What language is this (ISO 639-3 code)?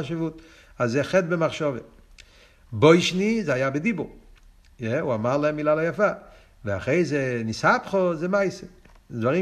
heb